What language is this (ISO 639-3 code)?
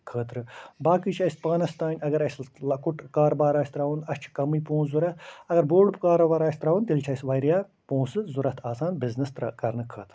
kas